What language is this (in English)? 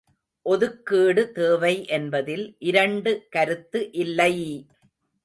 Tamil